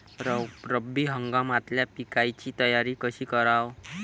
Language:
Marathi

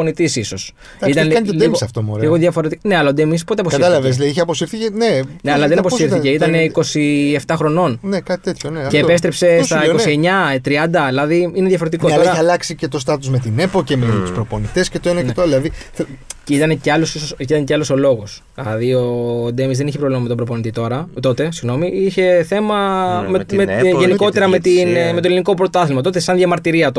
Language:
Greek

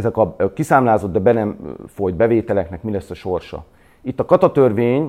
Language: Hungarian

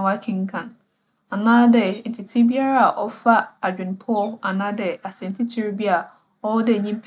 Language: Akan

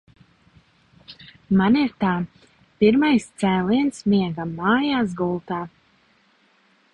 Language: Latvian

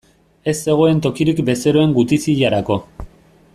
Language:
Basque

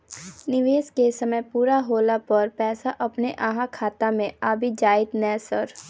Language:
Maithili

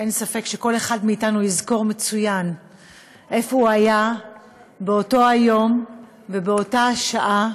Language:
Hebrew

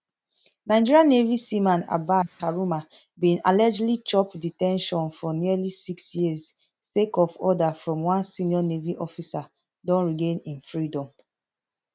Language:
Nigerian Pidgin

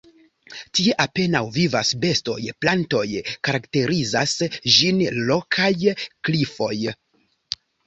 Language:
Esperanto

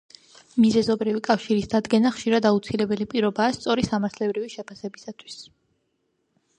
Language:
Georgian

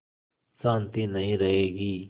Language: Hindi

